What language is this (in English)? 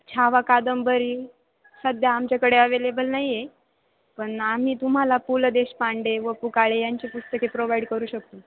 Marathi